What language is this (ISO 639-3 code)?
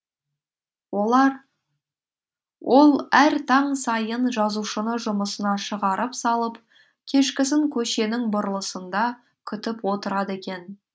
kaz